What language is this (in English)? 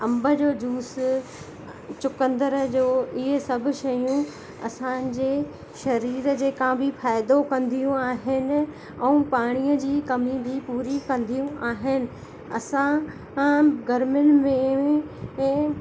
Sindhi